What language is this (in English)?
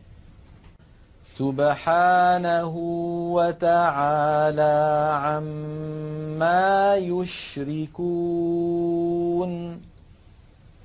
Arabic